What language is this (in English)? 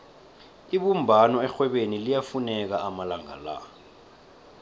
South Ndebele